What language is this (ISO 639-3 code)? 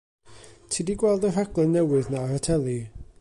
cym